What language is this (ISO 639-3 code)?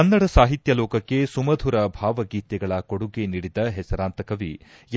kan